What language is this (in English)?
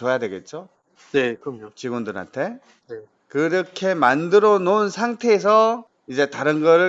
Korean